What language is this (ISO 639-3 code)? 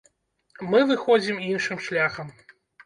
bel